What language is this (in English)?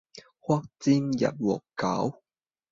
Cantonese